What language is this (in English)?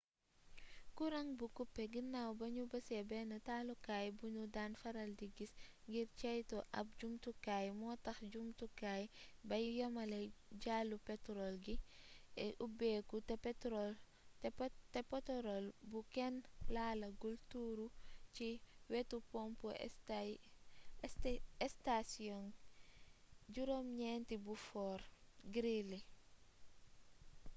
Wolof